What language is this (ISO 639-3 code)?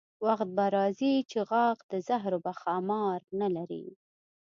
pus